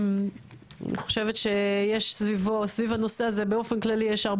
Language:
Hebrew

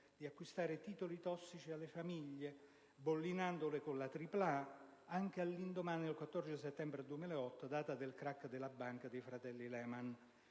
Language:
Italian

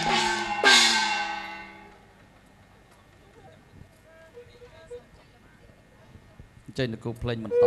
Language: Thai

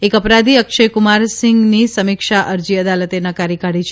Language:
Gujarati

